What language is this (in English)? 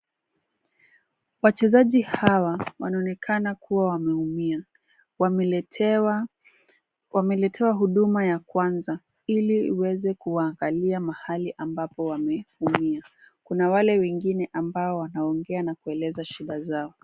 Swahili